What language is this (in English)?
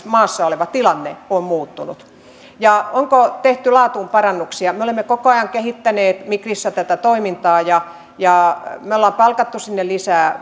Finnish